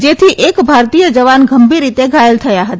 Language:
Gujarati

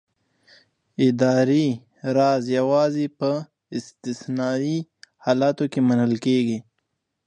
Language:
Pashto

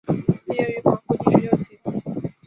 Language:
Chinese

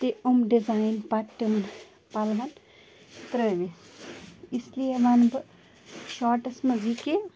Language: Kashmiri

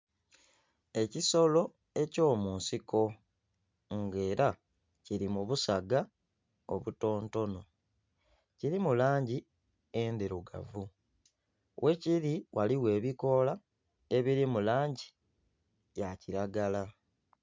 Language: Soga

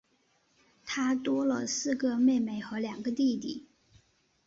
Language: Chinese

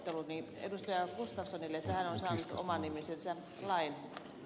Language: Finnish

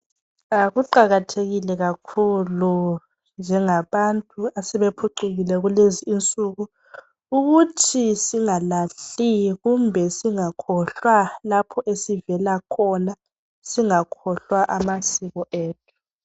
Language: North Ndebele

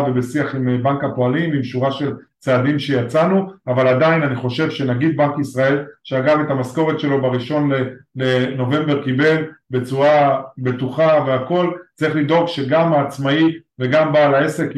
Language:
Hebrew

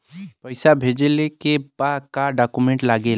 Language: Bhojpuri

